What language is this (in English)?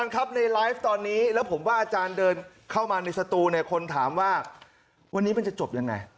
Thai